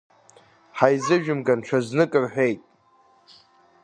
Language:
Abkhazian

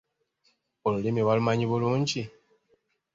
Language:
Ganda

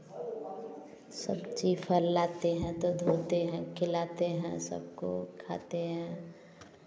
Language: Hindi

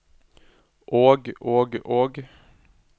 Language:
Norwegian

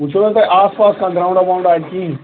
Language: Kashmiri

